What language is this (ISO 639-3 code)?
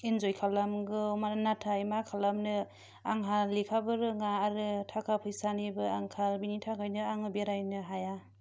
brx